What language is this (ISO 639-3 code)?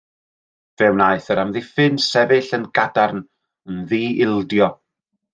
cym